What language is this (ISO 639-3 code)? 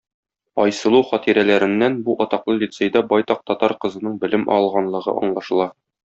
tat